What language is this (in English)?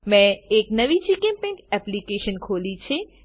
Gujarati